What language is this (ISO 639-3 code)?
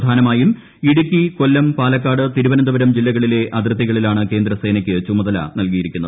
mal